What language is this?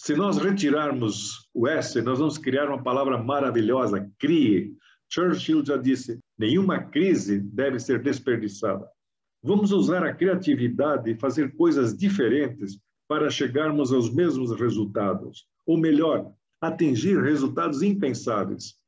Portuguese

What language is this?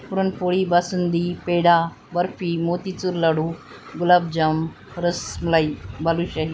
Marathi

